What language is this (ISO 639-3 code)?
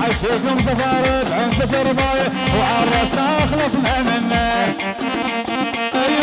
ara